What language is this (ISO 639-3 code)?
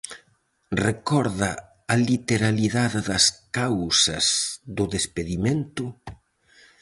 glg